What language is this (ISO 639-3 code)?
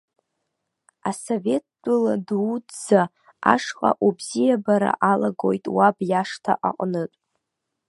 abk